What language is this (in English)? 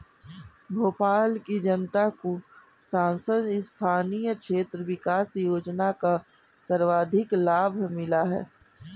Hindi